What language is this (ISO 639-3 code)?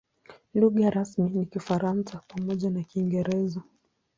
swa